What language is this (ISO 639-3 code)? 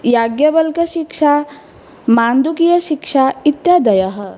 san